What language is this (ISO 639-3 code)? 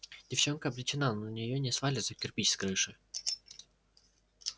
rus